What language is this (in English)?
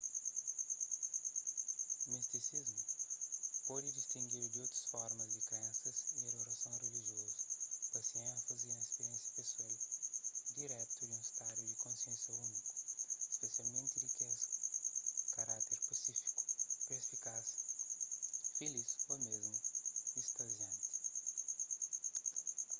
Kabuverdianu